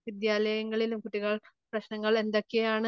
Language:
Malayalam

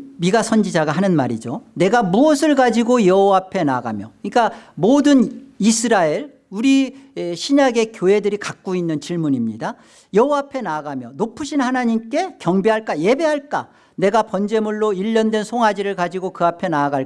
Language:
Korean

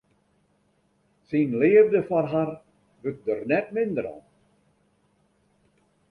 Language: Western Frisian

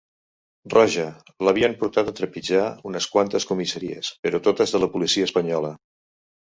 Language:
Catalan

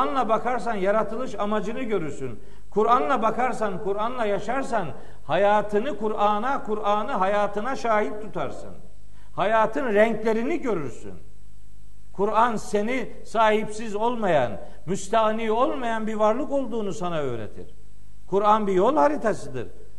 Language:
Turkish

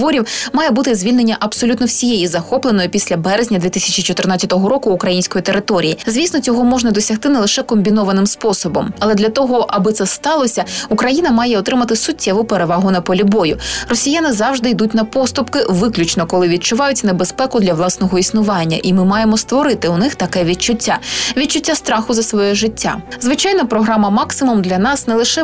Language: Ukrainian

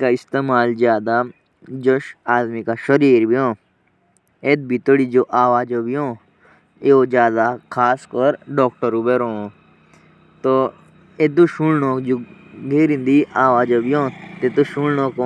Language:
Jaunsari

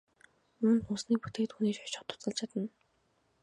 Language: Mongolian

